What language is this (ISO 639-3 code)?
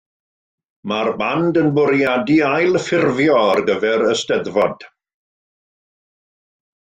cym